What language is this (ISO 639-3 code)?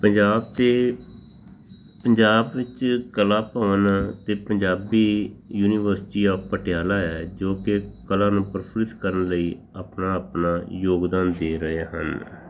pan